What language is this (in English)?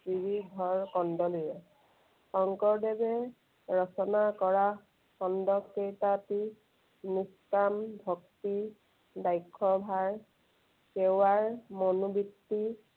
Assamese